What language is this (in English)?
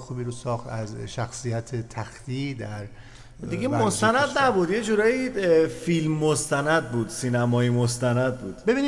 Persian